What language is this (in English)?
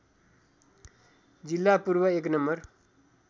Nepali